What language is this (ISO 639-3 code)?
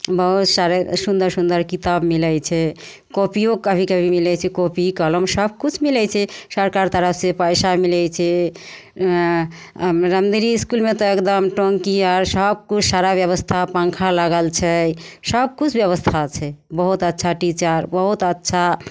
mai